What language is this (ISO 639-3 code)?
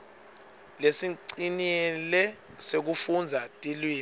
ssw